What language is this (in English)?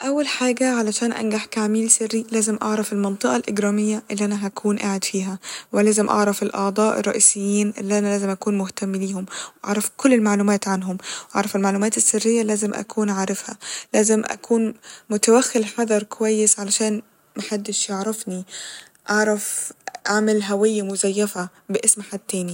Egyptian Arabic